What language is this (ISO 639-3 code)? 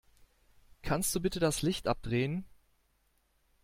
deu